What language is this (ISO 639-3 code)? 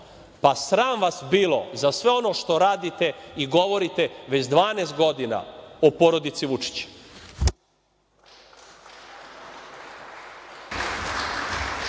srp